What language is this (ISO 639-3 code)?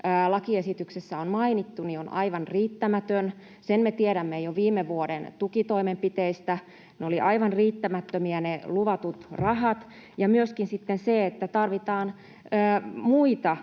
fin